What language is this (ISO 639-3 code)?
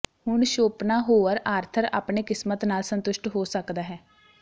pan